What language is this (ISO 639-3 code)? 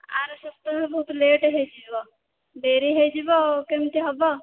ori